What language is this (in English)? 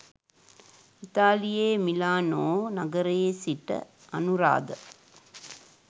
Sinhala